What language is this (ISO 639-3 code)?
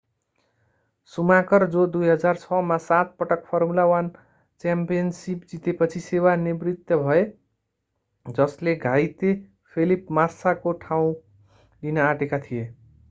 nep